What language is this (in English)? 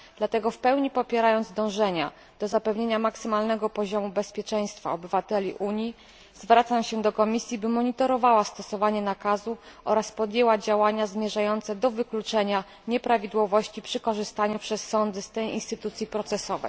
Polish